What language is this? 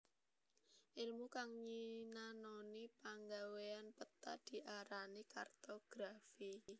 Javanese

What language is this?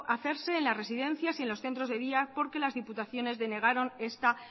Spanish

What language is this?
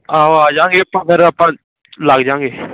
Punjabi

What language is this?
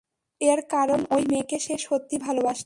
Bangla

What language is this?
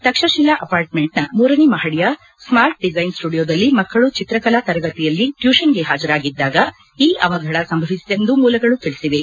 Kannada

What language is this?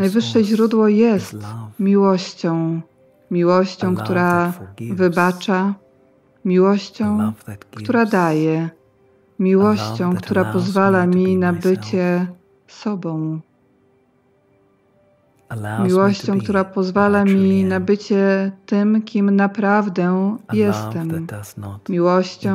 Polish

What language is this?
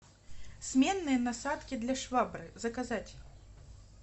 Russian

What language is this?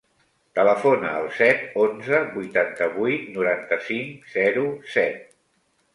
Catalan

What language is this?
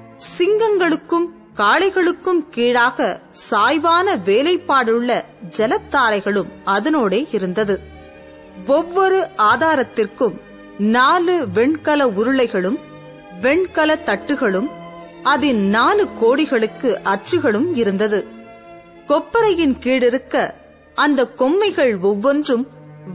Tamil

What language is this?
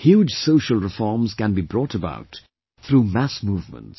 English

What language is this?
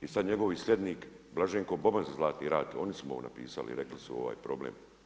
Croatian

